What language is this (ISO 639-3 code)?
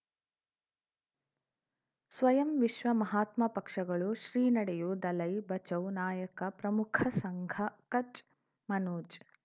kan